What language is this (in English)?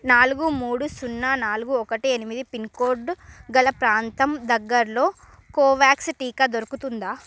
Telugu